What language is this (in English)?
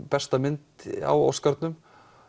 Icelandic